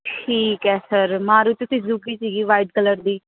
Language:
Punjabi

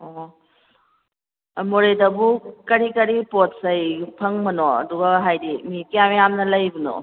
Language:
Manipuri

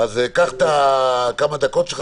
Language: Hebrew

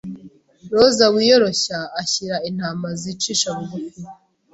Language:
Kinyarwanda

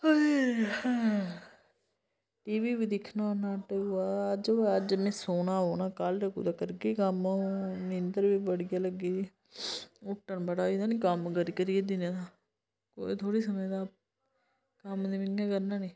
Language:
Dogri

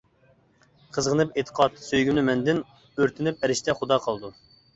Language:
Uyghur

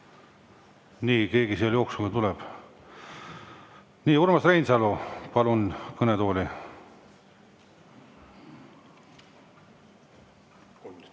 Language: Estonian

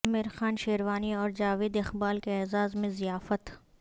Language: Urdu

